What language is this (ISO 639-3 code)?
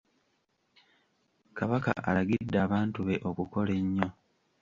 lug